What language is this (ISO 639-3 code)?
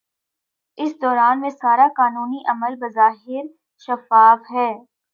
urd